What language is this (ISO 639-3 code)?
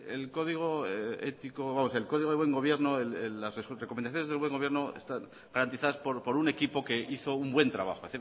spa